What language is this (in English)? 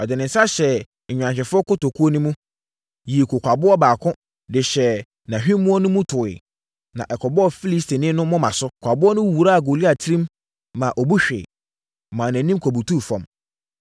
Akan